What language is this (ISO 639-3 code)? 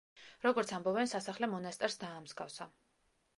kat